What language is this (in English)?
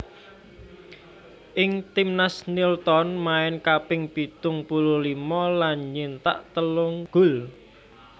Javanese